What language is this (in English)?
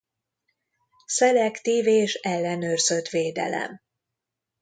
Hungarian